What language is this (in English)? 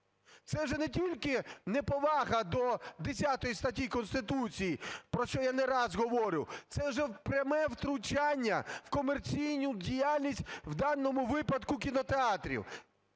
Ukrainian